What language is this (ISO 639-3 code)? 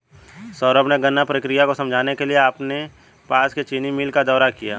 hin